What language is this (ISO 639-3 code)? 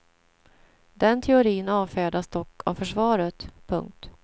swe